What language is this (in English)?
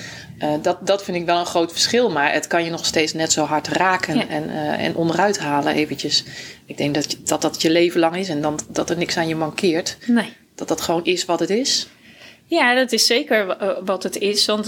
Dutch